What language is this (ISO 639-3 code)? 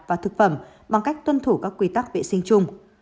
vie